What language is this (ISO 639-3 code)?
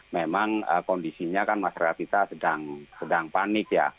ind